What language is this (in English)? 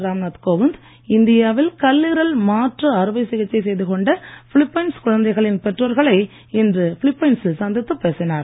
Tamil